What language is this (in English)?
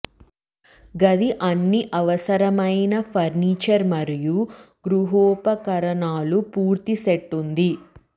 Telugu